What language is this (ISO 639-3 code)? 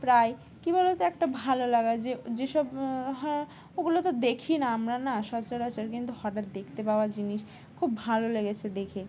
ben